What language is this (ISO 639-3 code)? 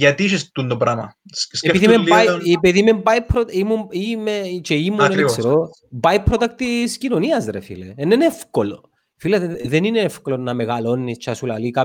ell